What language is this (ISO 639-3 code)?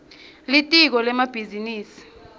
ssw